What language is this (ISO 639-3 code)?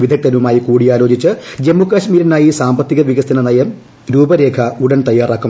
mal